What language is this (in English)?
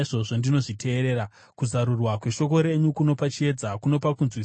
Shona